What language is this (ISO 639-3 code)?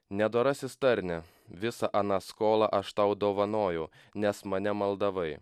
lit